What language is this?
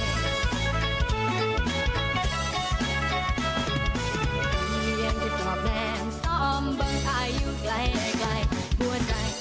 Thai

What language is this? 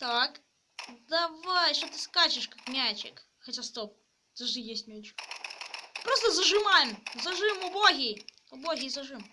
Russian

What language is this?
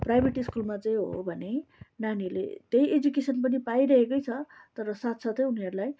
Nepali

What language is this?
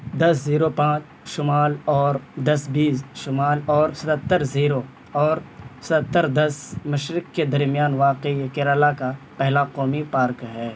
Urdu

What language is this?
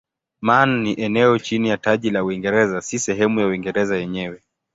Swahili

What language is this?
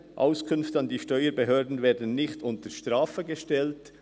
Swiss German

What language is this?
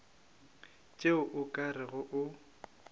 Northern Sotho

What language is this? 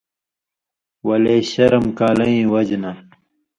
Indus Kohistani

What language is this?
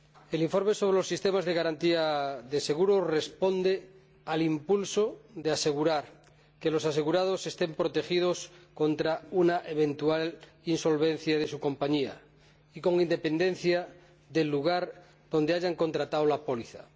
Spanish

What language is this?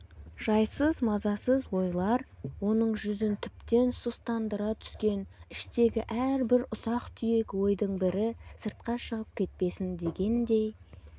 Kazakh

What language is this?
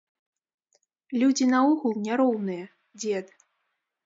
Belarusian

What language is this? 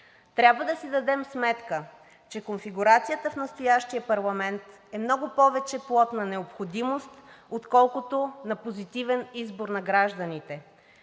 Bulgarian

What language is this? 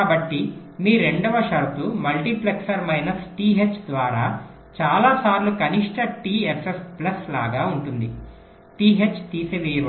Telugu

